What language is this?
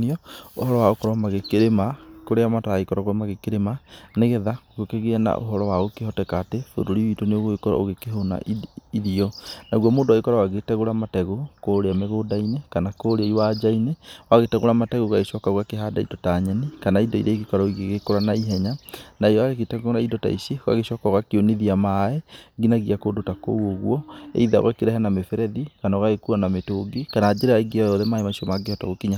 Kikuyu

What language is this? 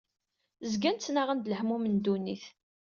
Kabyle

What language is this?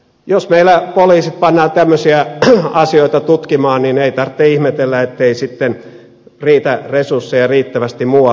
Finnish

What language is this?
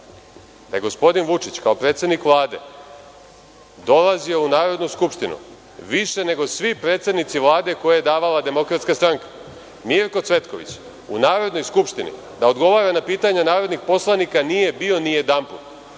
Serbian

